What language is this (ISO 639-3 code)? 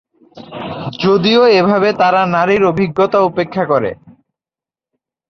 ben